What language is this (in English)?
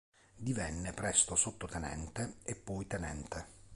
Italian